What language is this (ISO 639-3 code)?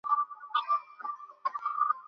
ben